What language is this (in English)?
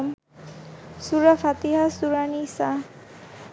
Bangla